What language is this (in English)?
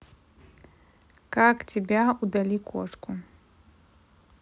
Russian